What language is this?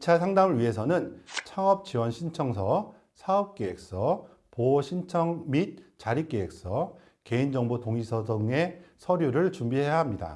Korean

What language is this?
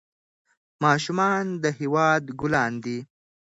Pashto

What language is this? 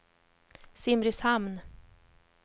Swedish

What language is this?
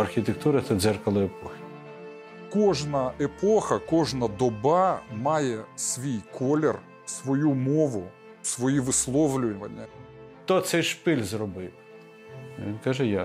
Ukrainian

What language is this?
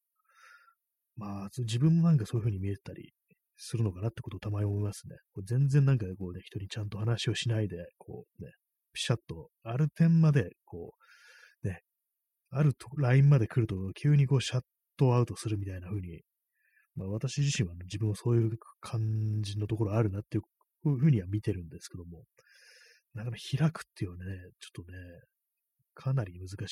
Japanese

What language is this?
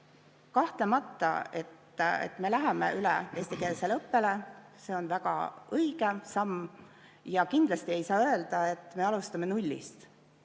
Estonian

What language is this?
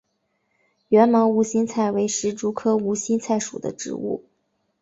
Chinese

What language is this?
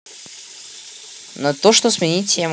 Russian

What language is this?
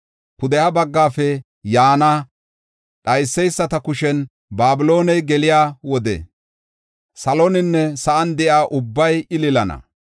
Gofa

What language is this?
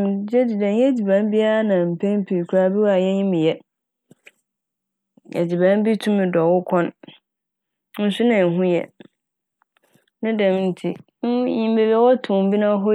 Akan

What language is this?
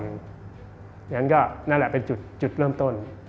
Thai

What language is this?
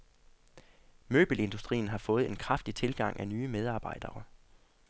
Danish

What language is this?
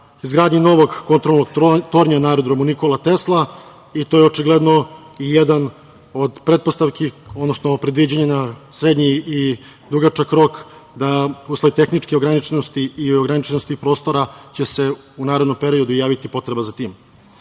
Serbian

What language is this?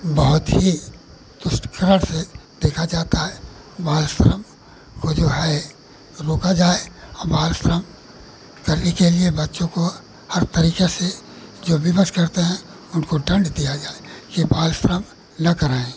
Hindi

